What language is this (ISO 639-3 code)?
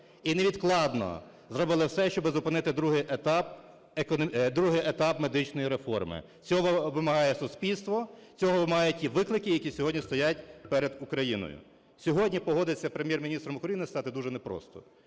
ukr